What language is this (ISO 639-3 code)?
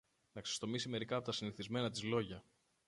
ell